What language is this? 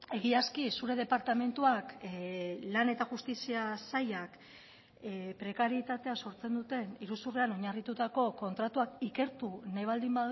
Basque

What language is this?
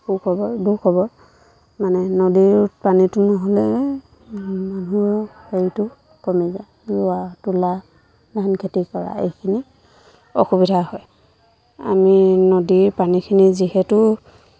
Assamese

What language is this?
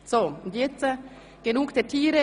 Swiss German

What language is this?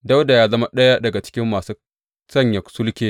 Hausa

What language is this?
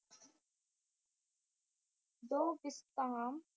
Punjabi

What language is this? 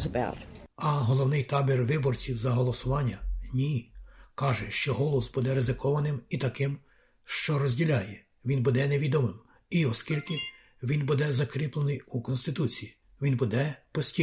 Ukrainian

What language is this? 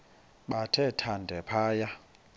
Xhosa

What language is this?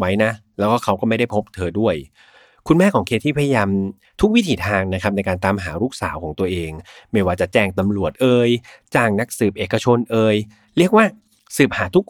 Thai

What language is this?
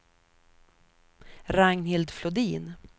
Swedish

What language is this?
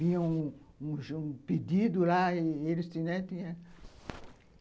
Portuguese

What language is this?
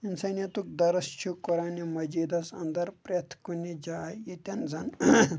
Kashmiri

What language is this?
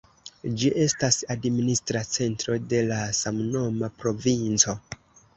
Esperanto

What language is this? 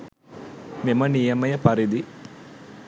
Sinhala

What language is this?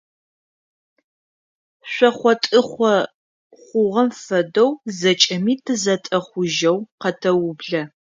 Adyghe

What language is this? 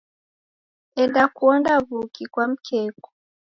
Taita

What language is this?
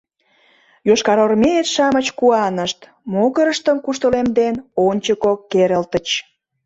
Mari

